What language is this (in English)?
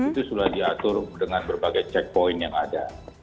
Indonesian